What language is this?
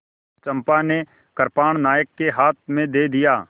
Hindi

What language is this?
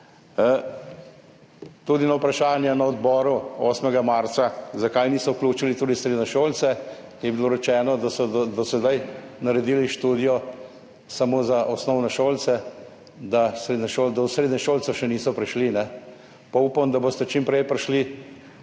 Slovenian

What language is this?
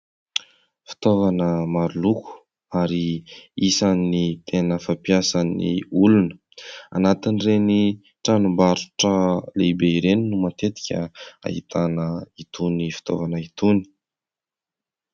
Malagasy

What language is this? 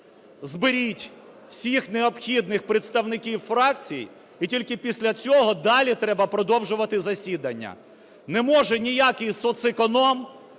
Ukrainian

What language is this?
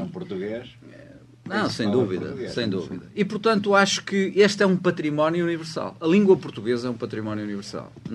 Portuguese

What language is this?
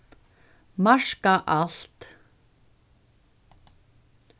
Faroese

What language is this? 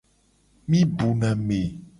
Gen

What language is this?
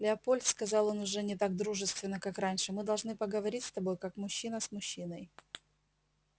Russian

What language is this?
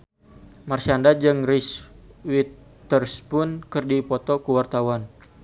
Sundanese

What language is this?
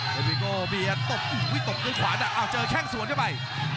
Thai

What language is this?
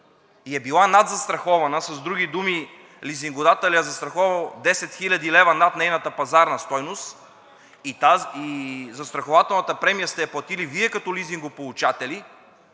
Bulgarian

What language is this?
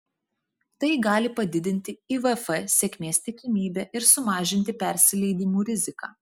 Lithuanian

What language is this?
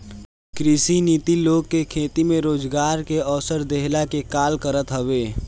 Bhojpuri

